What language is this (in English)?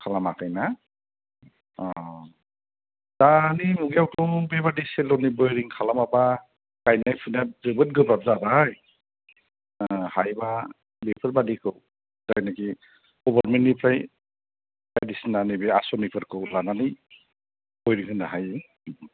Bodo